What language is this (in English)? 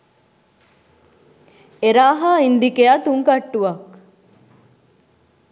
Sinhala